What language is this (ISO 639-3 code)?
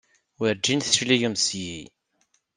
kab